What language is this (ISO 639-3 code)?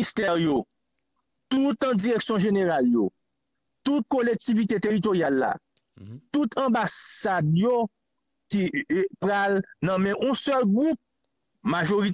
fra